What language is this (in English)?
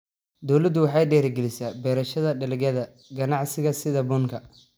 Somali